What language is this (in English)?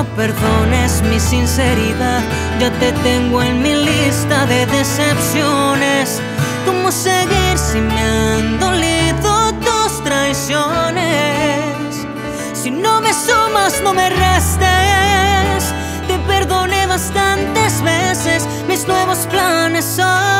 Spanish